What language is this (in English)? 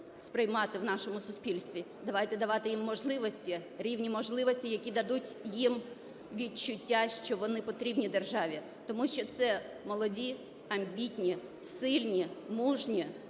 Ukrainian